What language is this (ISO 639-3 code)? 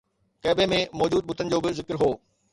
snd